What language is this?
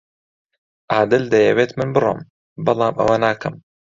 Central Kurdish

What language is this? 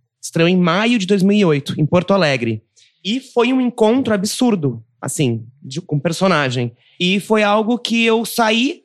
Portuguese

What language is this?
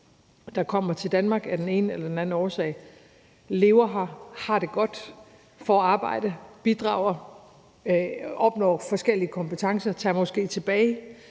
Danish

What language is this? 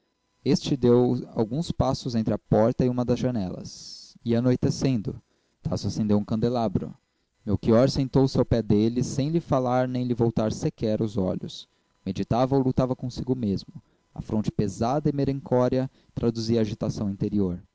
Portuguese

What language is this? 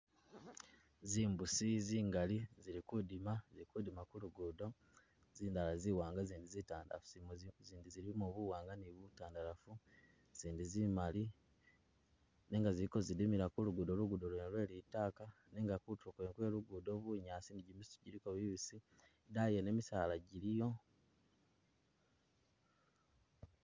Masaaba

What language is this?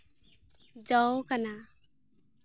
Santali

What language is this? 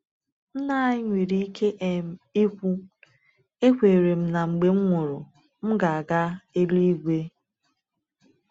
Igbo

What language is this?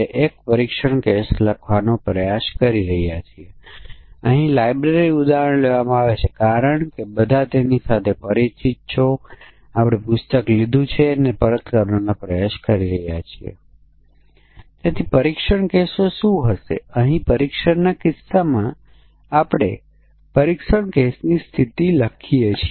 Gujarati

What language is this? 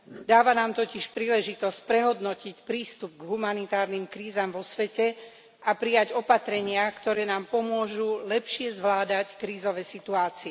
Slovak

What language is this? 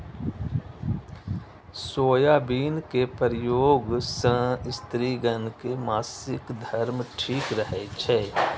Maithili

